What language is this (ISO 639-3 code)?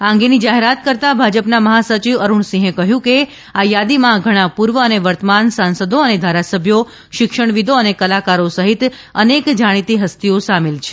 guj